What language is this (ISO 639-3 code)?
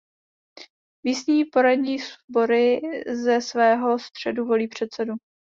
ces